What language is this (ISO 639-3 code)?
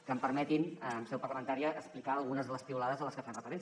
cat